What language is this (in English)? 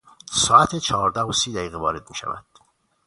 Persian